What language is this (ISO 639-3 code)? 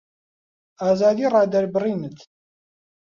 ckb